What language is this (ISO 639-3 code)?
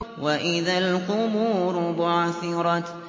ara